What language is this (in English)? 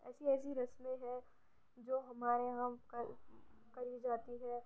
Urdu